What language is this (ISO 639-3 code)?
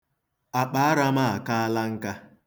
ibo